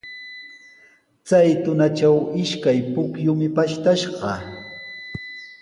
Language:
Sihuas Ancash Quechua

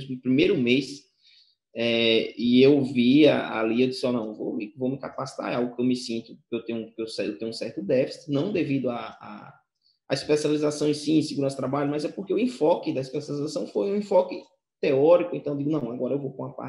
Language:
Portuguese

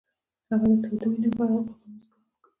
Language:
Pashto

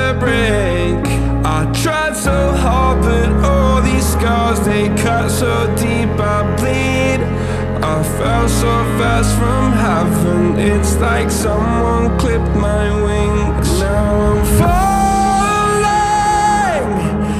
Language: English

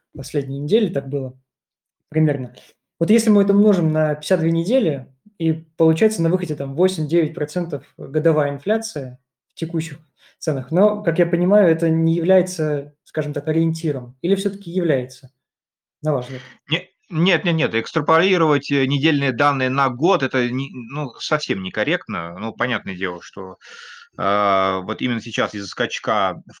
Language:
Russian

